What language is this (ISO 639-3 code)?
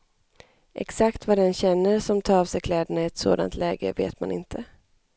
swe